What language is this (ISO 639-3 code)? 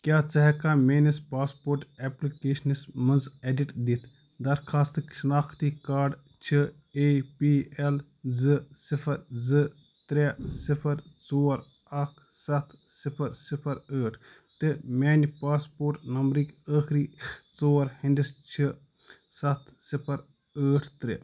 kas